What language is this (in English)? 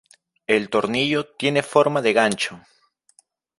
Spanish